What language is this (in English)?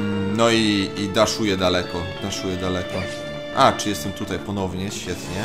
Polish